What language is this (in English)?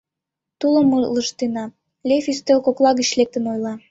Mari